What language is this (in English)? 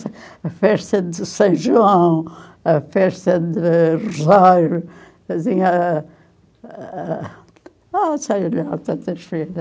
Portuguese